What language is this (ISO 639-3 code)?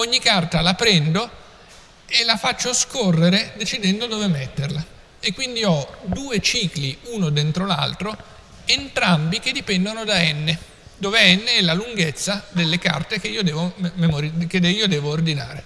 ita